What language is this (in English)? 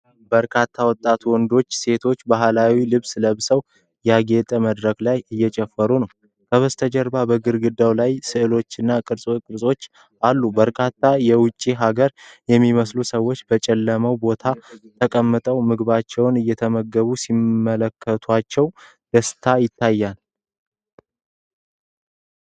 Amharic